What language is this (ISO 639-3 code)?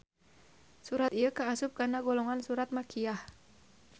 sun